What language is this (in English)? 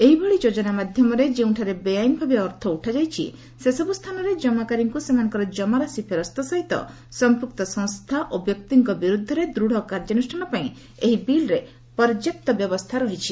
Odia